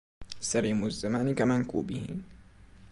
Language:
Arabic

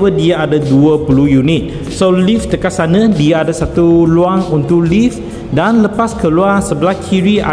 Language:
Malay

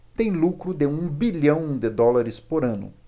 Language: Portuguese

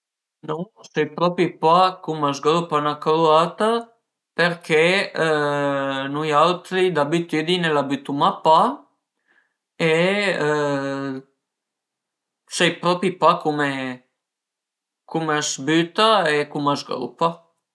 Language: Piedmontese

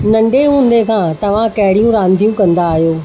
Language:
Sindhi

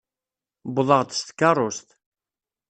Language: Kabyle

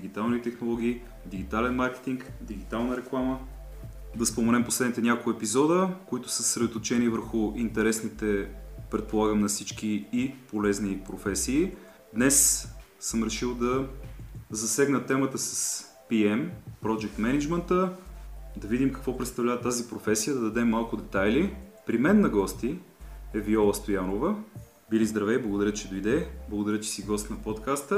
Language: Bulgarian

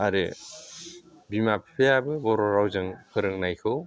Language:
Bodo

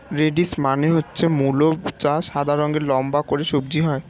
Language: Bangla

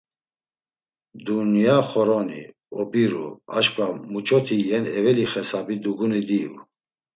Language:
Laz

